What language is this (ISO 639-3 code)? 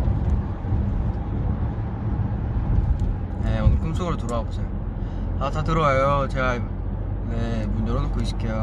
kor